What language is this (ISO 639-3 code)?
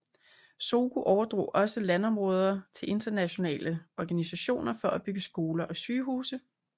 dan